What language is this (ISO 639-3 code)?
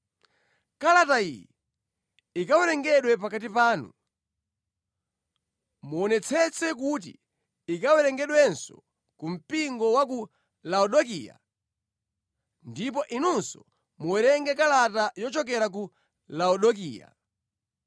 nya